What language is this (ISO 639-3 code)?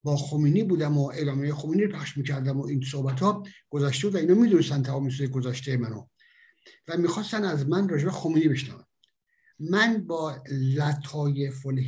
fas